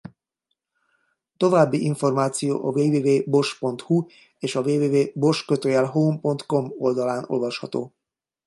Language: Hungarian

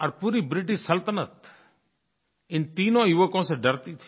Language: Hindi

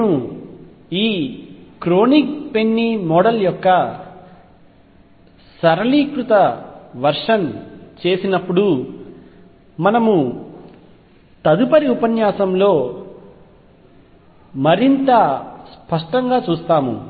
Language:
Telugu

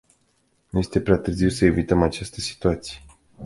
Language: Romanian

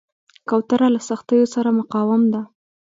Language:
Pashto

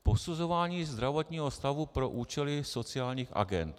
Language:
Czech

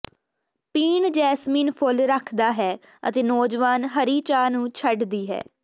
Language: Punjabi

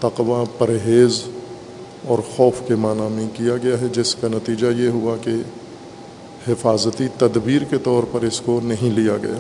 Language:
Urdu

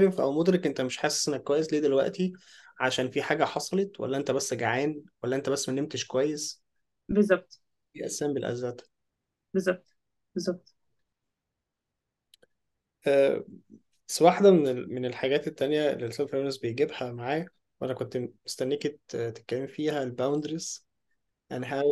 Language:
Arabic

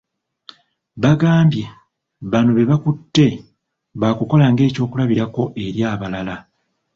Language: Ganda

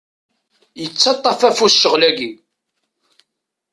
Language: Kabyle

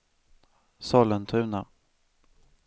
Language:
Swedish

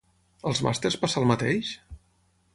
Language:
Catalan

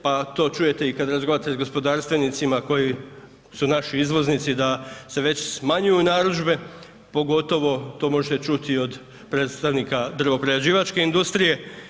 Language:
Croatian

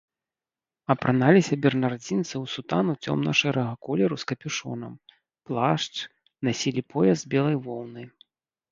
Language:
Belarusian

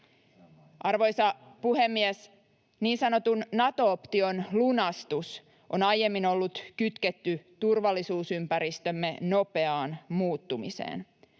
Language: Finnish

